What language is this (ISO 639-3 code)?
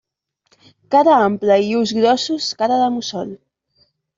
cat